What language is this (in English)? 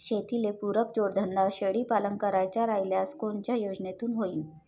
Marathi